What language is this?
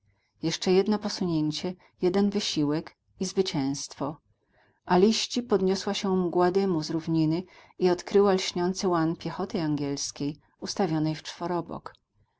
Polish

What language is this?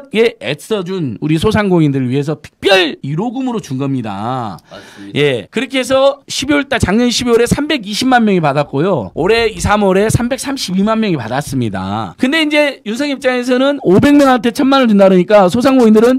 Korean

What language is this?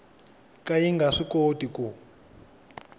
Tsonga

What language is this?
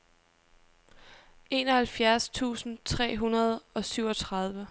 Danish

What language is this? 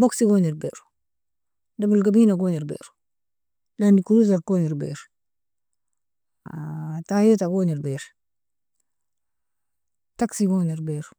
Nobiin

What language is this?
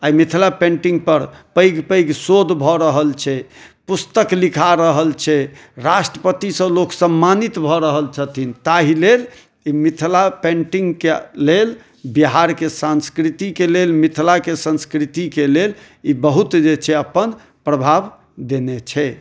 Maithili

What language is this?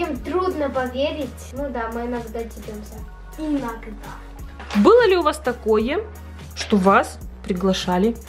Russian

